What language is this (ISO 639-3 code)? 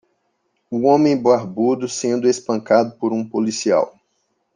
por